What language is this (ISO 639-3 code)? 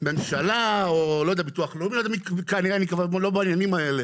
heb